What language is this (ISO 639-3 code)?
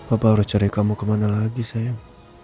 ind